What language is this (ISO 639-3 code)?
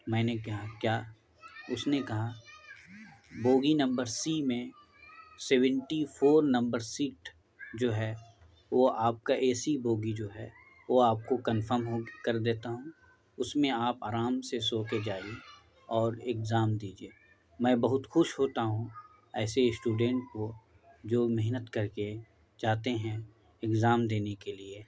urd